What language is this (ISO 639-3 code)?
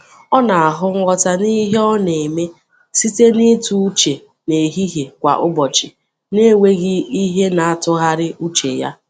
ibo